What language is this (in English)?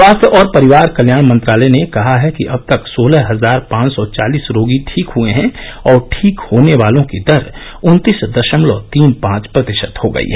Hindi